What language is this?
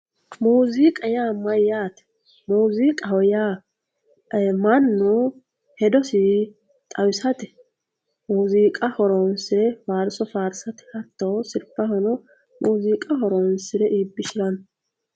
Sidamo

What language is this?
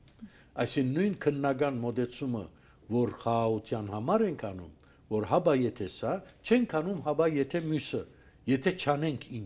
Turkish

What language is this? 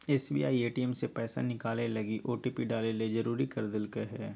Magahi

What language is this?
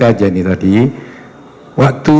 Indonesian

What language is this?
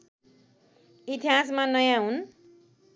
Nepali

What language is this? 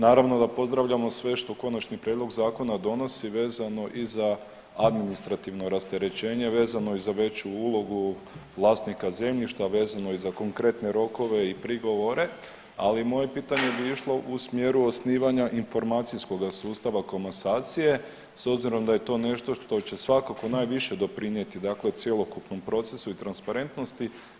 Croatian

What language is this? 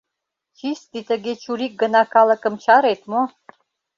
Mari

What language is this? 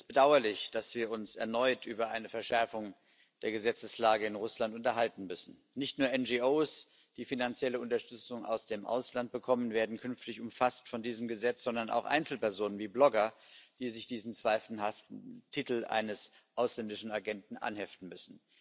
German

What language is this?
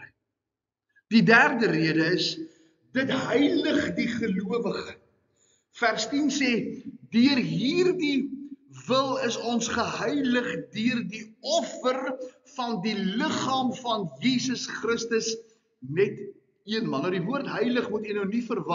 Dutch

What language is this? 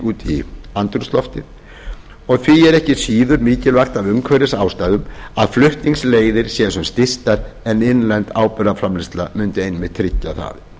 Icelandic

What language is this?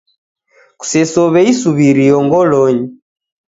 Taita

